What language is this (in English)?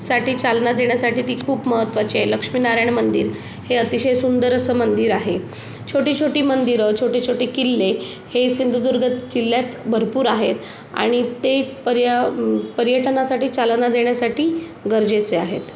Marathi